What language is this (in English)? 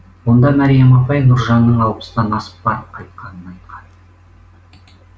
Kazakh